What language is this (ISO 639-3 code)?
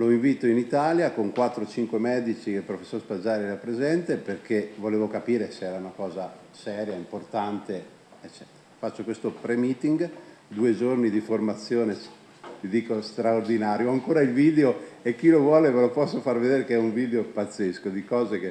ita